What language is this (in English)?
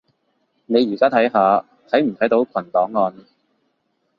Cantonese